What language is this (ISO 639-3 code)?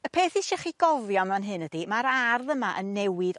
cym